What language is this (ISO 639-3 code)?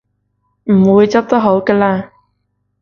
yue